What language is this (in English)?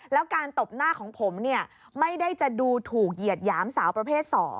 Thai